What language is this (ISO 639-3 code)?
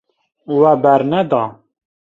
kur